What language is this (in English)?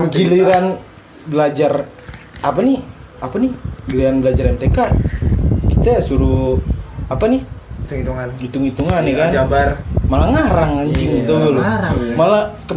Indonesian